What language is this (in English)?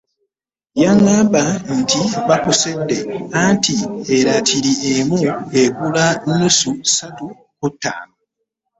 Ganda